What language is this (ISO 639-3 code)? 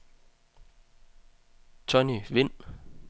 dan